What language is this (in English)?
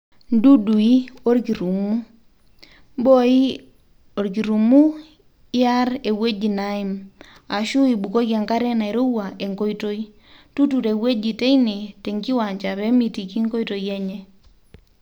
Masai